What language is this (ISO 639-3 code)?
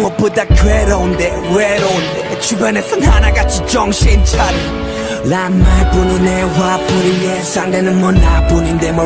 kor